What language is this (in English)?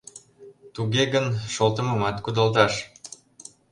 Mari